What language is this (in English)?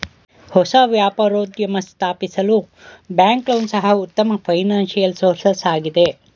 Kannada